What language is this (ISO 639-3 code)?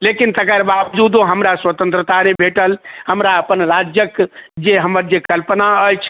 mai